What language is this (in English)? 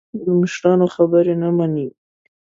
Pashto